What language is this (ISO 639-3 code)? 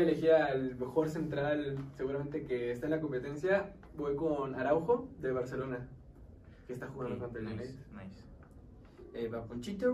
spa